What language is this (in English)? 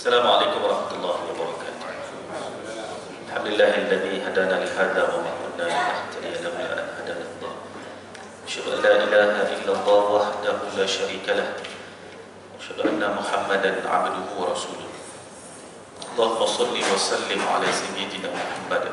Malay